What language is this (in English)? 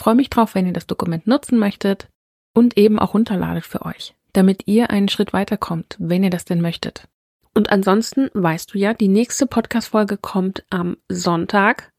German